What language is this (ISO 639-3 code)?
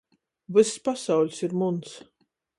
ltg